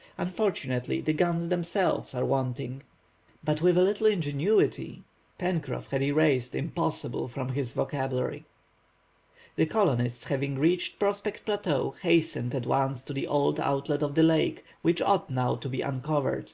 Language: English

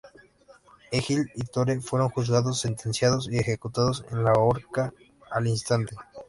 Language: Spanish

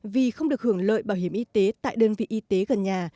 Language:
Vietnamese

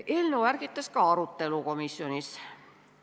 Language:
Estonian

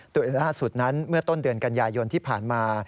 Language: Thai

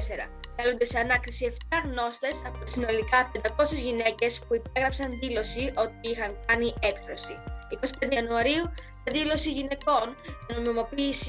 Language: Greek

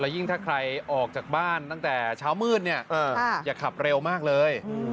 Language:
Thai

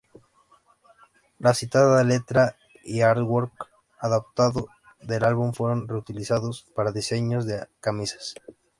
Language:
Spanish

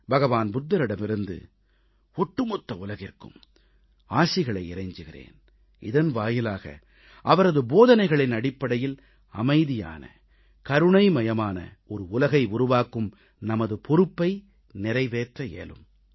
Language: Tamil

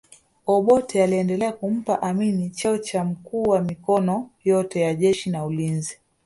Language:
Swahili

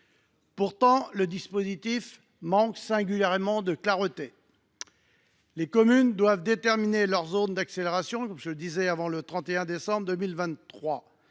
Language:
French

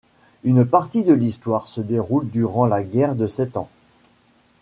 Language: French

